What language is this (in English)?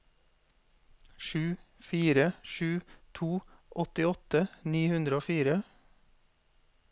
Norwegian